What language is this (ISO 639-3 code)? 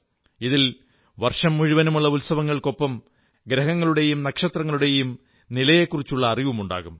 mal